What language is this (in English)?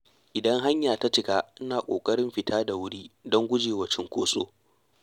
Hausa